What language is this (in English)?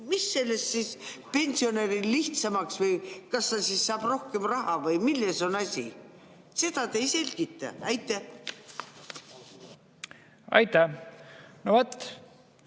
Estonian